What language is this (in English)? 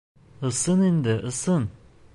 Bashkir